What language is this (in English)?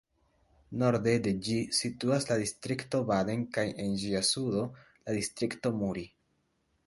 Esperanto